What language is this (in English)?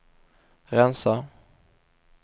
Swedish